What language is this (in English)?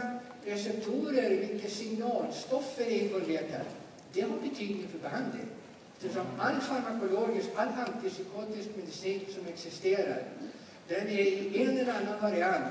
Swedish